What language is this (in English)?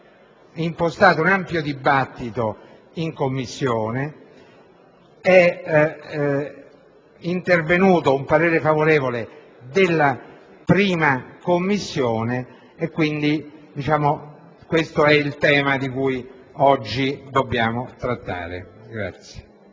Italian